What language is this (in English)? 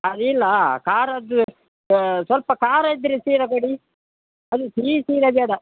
Kannada